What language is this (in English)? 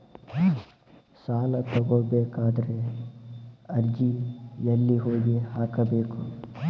Kannada